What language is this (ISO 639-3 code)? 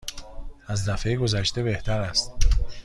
fas